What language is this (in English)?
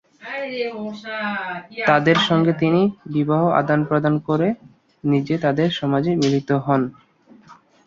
Bangla